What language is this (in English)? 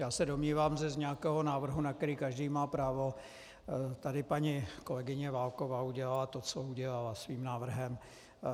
Czech